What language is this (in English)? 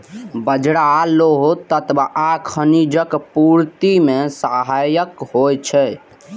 Maithili